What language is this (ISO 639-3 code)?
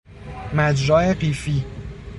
fas